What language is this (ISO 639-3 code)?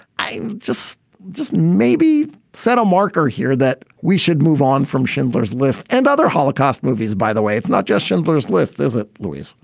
eng